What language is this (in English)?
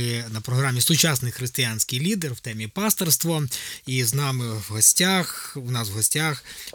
Ukrainian